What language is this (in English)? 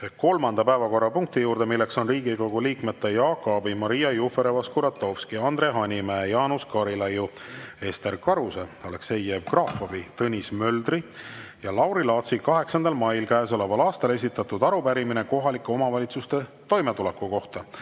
Estonian